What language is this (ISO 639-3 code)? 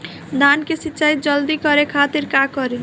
bho